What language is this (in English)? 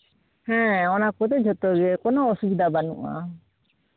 Santali